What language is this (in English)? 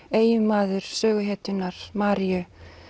Icelandic